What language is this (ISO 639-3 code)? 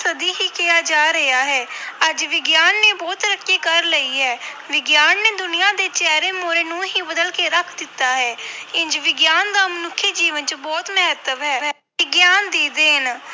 pan